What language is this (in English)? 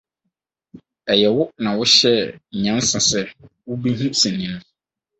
Akan